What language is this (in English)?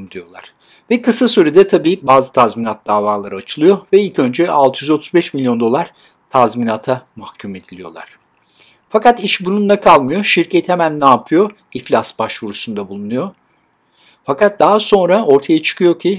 Turkish